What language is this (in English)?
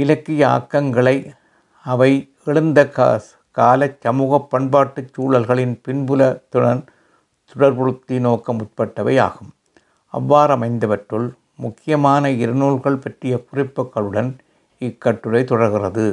Tamil